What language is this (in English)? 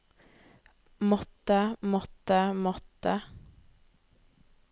Norwegian